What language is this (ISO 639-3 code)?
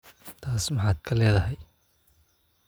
som